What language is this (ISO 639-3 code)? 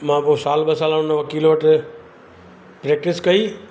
snd